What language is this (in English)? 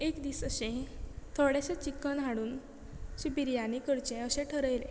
Konkani